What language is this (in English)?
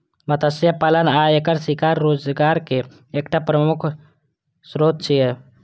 Maithili